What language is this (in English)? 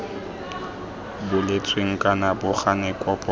Tswana